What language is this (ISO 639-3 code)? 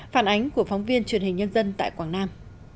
vie